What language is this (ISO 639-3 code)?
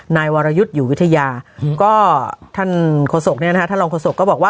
tha